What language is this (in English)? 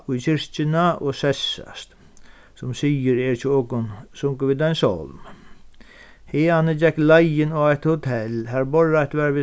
Faroese